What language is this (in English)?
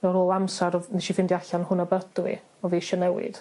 Welsh